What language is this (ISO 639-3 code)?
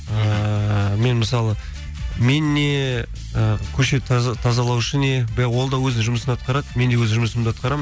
kaz